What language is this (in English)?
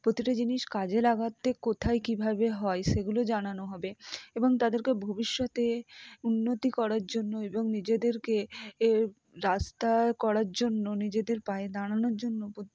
Bangla